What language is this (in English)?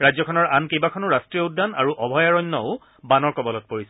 Assamese